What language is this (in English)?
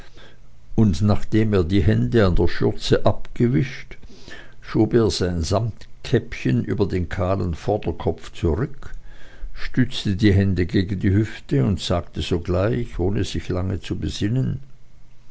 German